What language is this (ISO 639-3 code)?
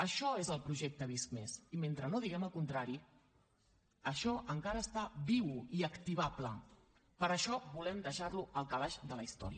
cat